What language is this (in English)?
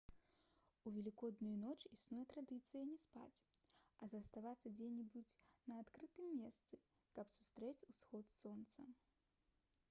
Belarusian